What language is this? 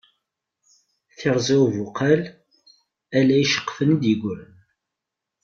Kabyle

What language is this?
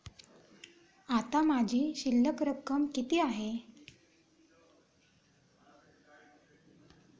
Marathi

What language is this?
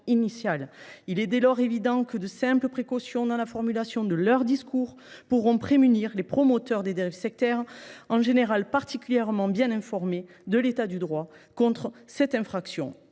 French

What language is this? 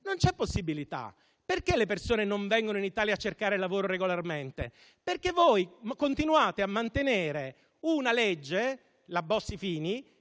Italian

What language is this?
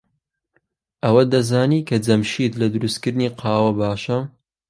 Central Kurdish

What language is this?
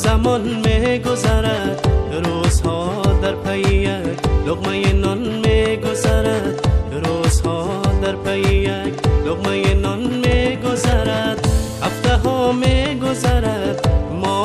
Persian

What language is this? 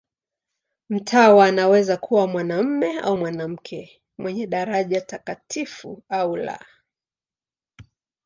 Swahili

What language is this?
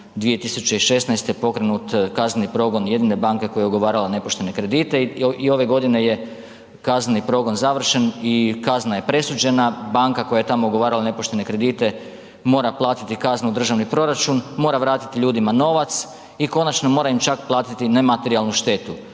Croatian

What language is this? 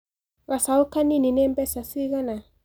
Kikuyu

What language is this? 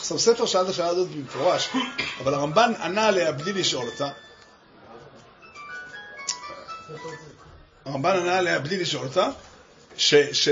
Hebrew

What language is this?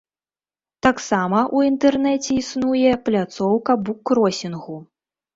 Belarusian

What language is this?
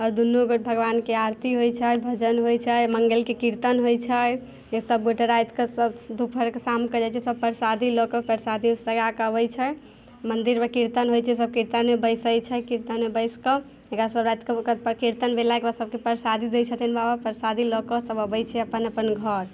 Maithili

